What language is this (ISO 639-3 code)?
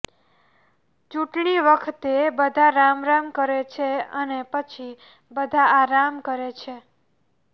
guj